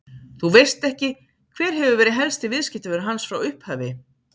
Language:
Icelandic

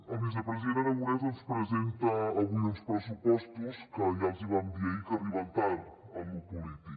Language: Catalan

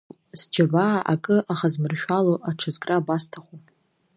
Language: Abkhazian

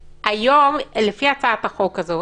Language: Hebrew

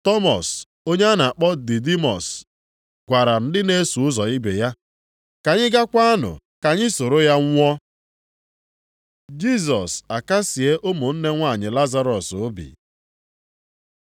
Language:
Igbo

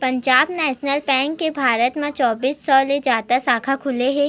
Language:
Chhattisgarhi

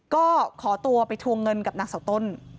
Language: Thai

